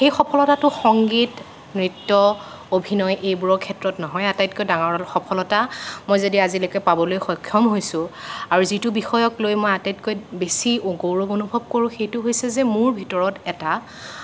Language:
Assamese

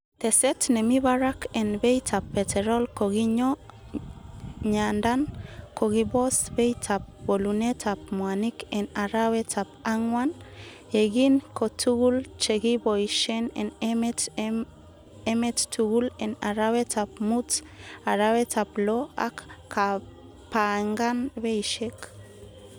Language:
Kalenjin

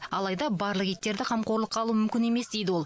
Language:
Kazakh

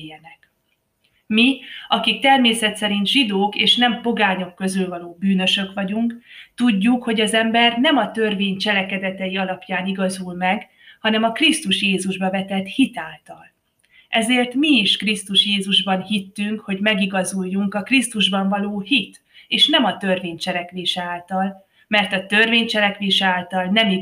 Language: Hungarian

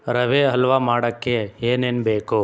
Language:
Kannada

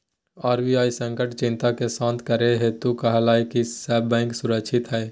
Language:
Magahi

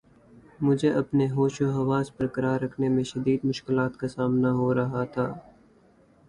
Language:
Urdu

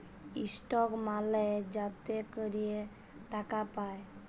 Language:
Bangla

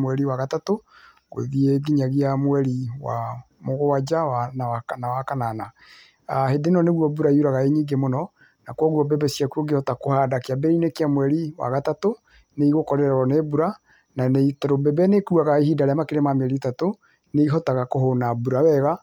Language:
Kikuyu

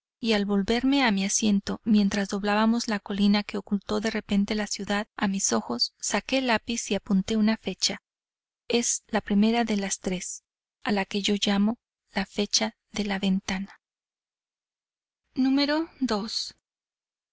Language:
Spanish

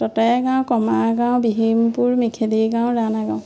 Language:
Assamese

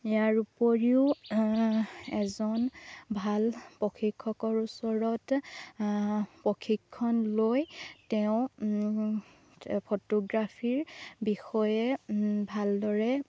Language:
Assamese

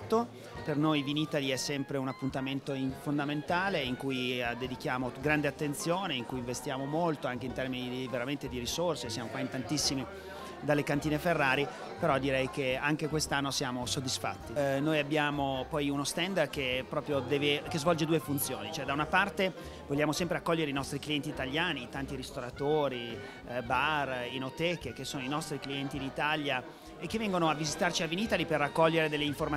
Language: Italian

